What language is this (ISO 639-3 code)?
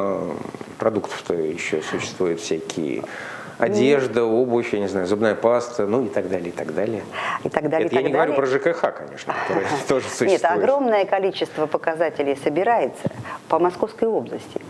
rus